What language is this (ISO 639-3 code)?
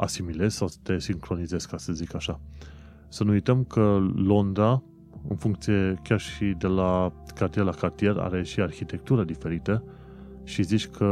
ron